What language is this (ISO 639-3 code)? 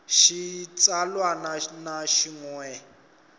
tso